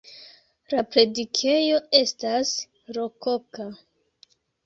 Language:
Esperanto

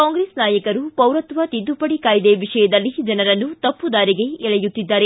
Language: Kannada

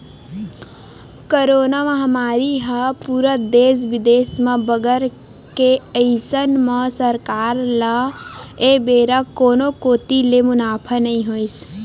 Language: Chhattisgarhi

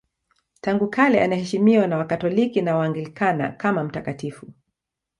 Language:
Swahili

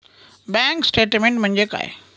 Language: Marathi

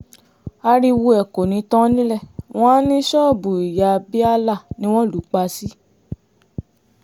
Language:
Yoruba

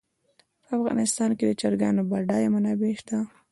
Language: Pashto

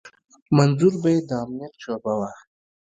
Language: Pashto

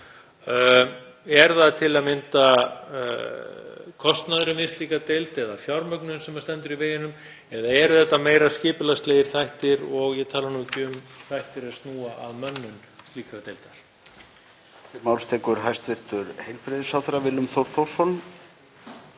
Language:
Icelandic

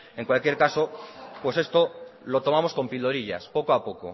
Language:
Spanish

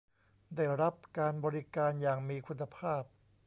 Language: Thai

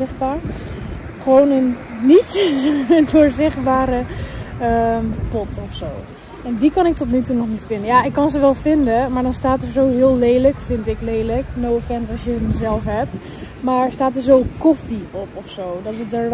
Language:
Dutch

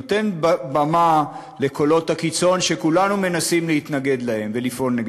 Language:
Hebrew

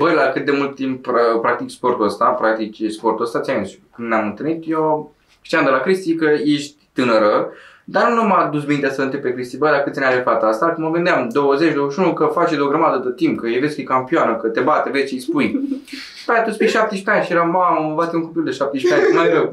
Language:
Romanian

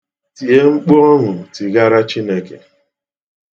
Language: Igbo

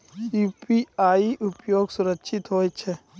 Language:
Maithili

